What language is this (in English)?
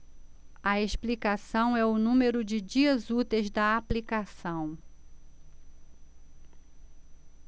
Portuguese